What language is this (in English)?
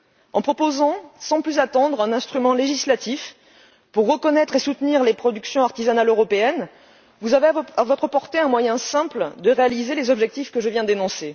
French